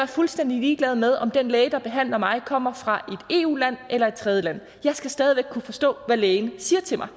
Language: Danish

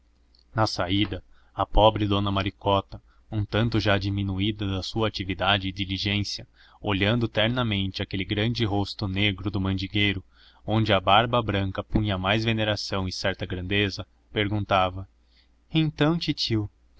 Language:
Portuguese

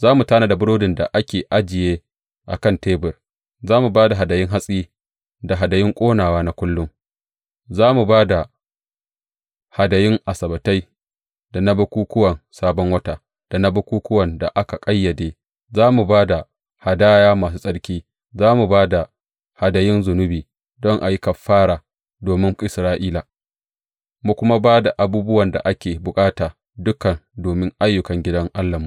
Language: Hausa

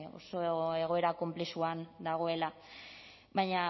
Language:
Basque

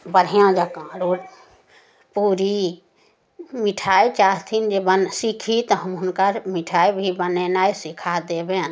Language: Maithili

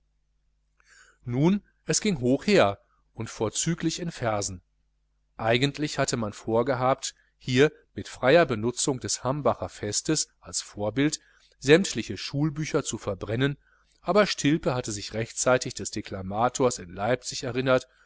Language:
German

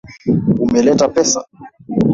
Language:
Swahili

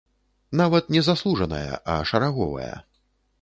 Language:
Belarusian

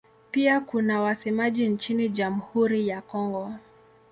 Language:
Swahili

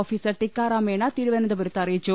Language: Malayalam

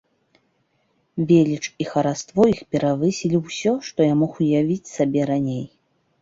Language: Belarusian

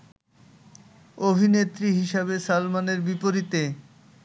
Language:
Bangla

